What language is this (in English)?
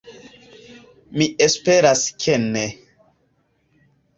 Esperanto